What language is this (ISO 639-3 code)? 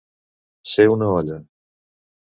cat